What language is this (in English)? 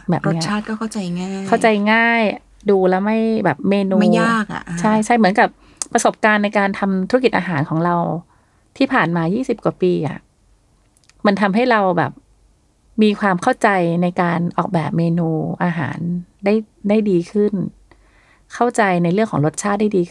Thai